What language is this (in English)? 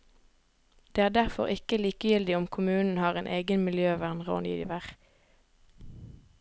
Norwegian